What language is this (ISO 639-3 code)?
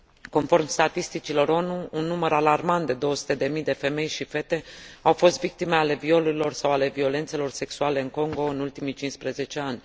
ron